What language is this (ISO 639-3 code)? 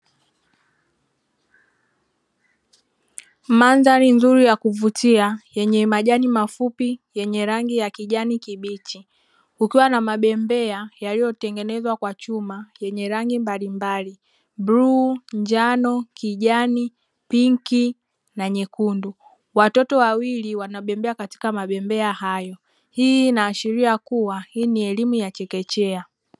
swa